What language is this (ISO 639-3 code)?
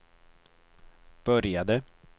swe